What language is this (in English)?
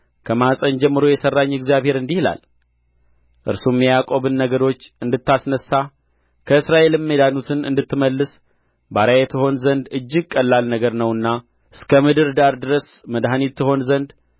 Amharic